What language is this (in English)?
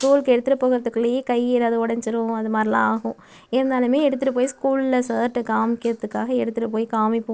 Tamil